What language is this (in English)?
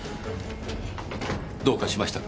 Japanese